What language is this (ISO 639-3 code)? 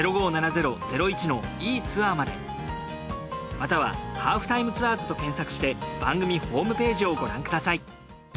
jpn